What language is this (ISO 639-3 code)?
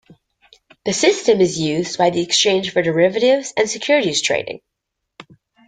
eng